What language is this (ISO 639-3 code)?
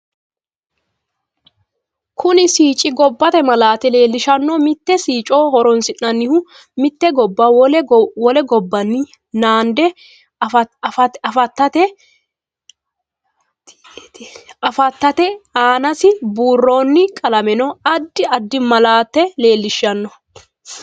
sid